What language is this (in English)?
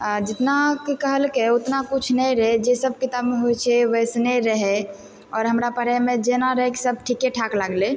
Maithili